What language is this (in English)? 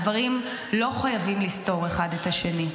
Hebrew